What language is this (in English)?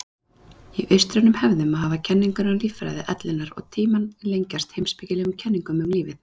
Icelandic